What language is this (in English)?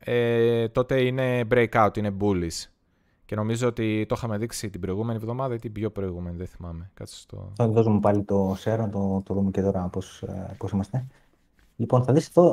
Greek